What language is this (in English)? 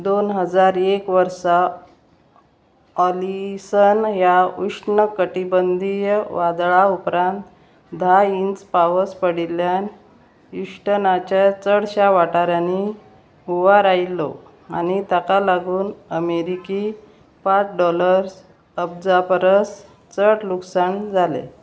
Konkani